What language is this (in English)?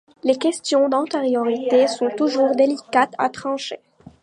French